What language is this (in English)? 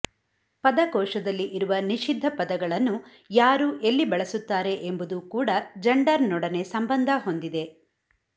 Kannada